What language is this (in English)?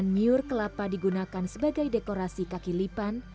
Indonesian